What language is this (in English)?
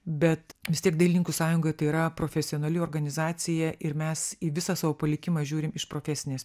Lithuanian